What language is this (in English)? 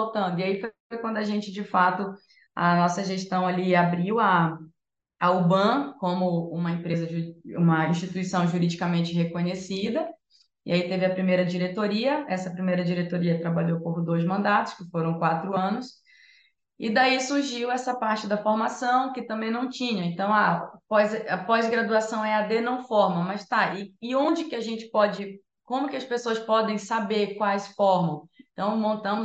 Portuguese